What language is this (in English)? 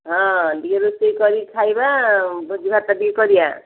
Odia